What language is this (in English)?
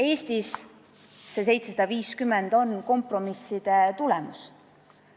Estonian